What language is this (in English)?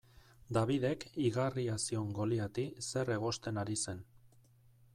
Basque